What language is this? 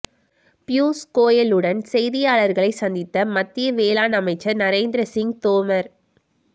Tamil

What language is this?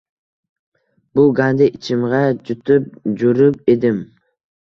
Uzbek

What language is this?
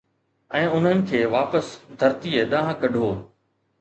Sindhi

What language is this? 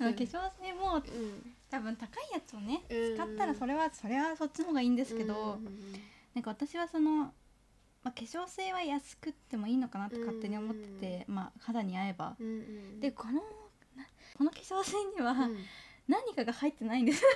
Japanese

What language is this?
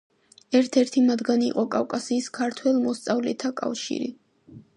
Georgian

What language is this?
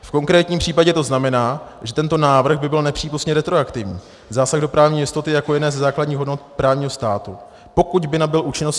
Czech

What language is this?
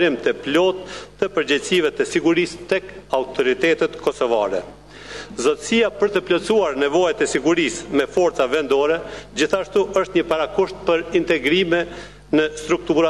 Romanian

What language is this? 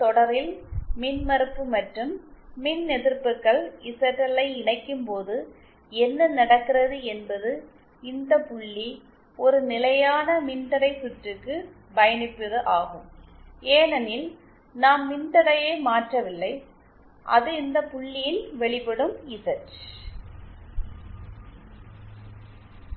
Tamil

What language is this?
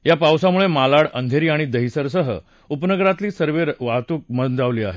Marathi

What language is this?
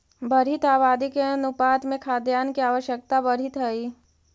Magahi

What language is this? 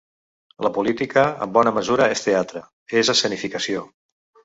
Catalan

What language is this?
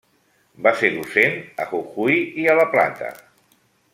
Catalan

